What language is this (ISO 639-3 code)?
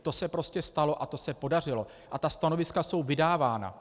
ces